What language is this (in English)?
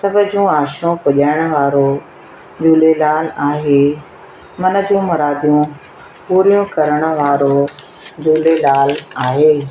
Sindhi